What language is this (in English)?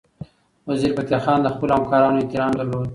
Pashto